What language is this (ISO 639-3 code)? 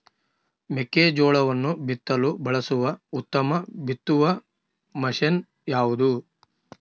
kan